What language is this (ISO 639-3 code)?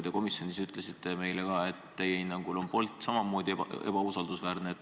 est